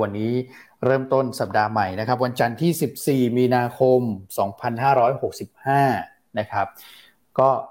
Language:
Thai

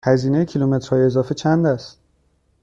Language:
Persian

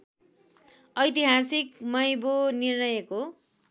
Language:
Nepali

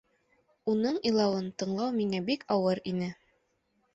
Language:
Bashkir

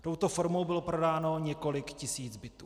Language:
Czech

